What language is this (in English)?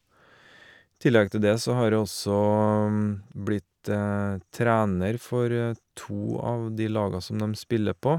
Norwegian